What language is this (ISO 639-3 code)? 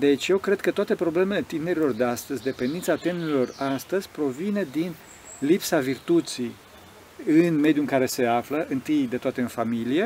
ron